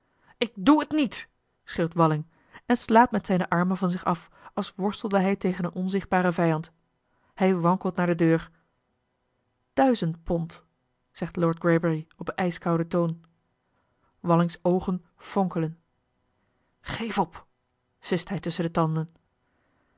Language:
Dutch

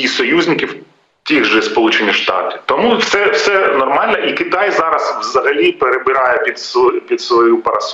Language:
Ukrainian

